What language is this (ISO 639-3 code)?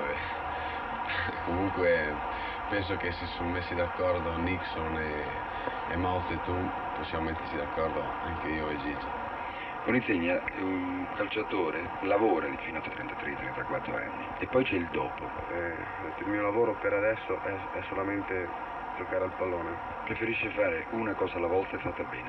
ita